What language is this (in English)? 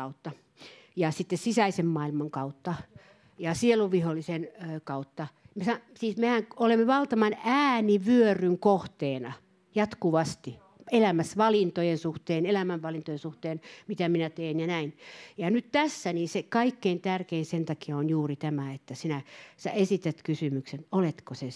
Finnish